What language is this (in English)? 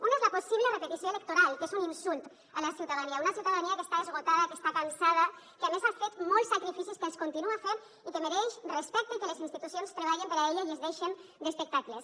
Catalan